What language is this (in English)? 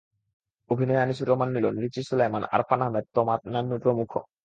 Bangla